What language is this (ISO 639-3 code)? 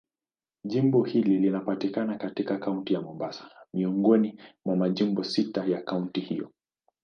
swa